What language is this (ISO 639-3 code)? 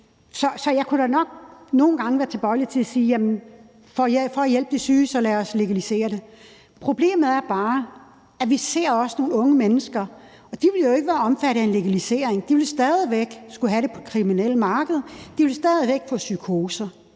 dan